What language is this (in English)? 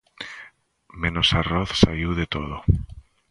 Galician